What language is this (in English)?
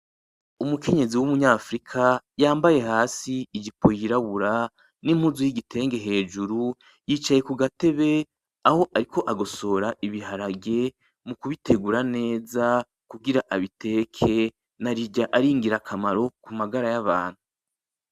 Rundi